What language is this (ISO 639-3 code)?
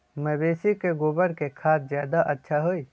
mag